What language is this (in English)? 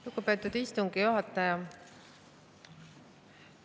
Estonian